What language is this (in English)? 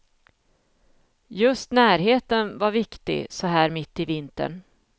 Swedish